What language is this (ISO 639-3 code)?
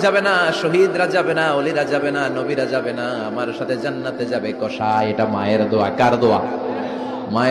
ben